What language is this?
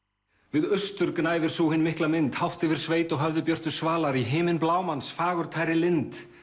Icelandic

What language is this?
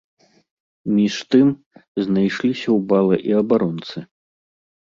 Belarusian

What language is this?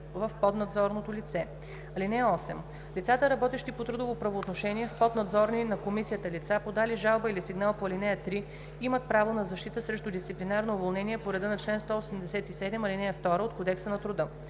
Bulgarian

